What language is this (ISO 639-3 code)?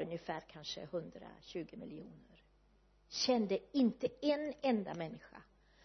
swe